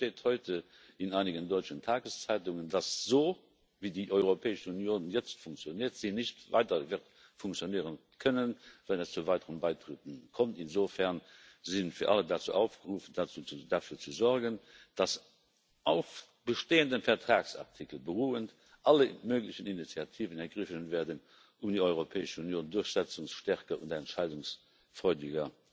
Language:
German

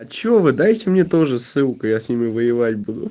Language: Russian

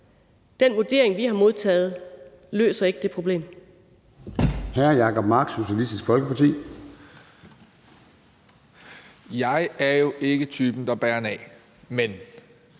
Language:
Danish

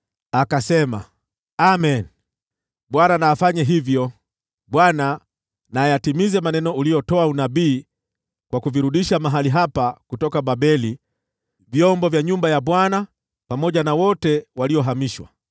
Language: Swahili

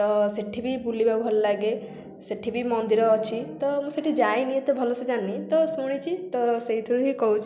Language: Odia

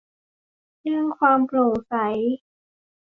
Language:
Thai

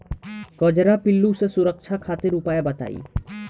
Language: Bhojpuri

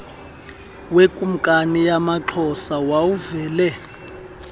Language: Xhosa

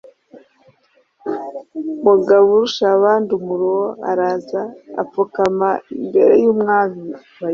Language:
Kinyarwanda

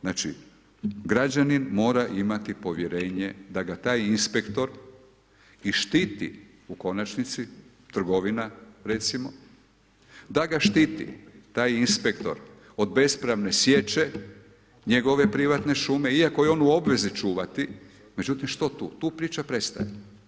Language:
Croatian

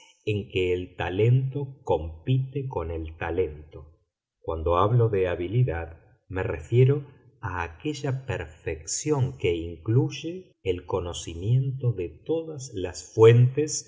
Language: Spanish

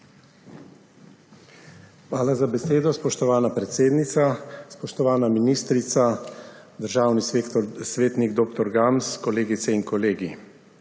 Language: Slovenian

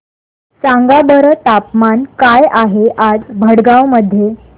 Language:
Marathi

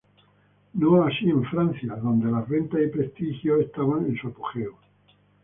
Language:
Spanish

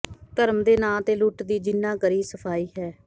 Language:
Punjabi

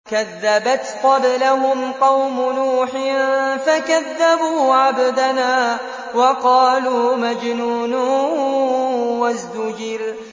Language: Arabic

